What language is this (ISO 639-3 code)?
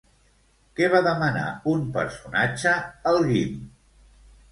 cat